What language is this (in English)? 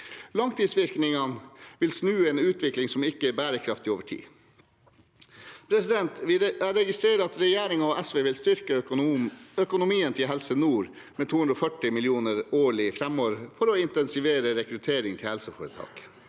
Norwegian